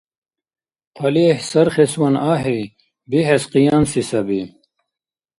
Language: Dargwa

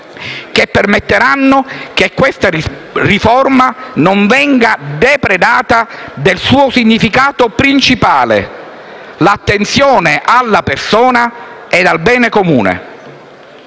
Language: Italian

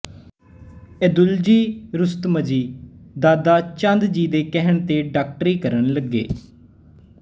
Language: Punjabi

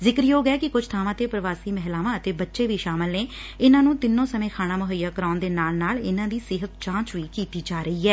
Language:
Punjabi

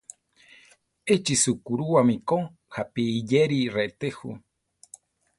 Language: Central Tarahumara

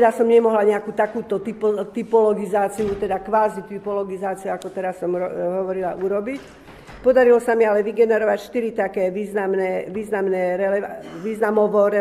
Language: Slovak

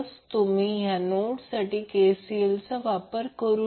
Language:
Marathi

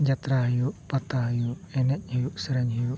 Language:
Santali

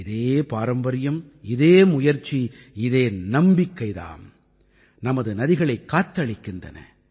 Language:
Tamil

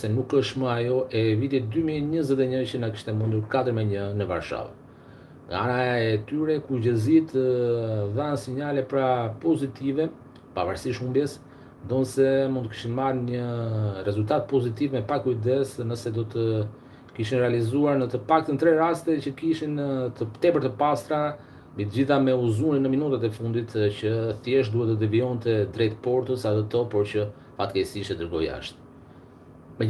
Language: Romanian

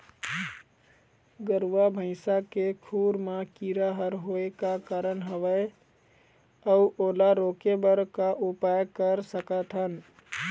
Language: Chhattisgarhi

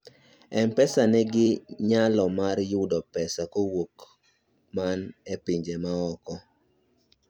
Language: Luo (Kenya and Tanzania)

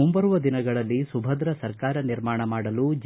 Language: Kannada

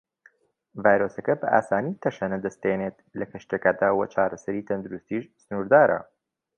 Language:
Central Kurdish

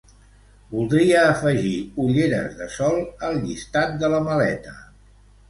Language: Catalan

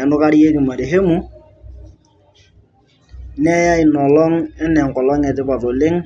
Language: Masai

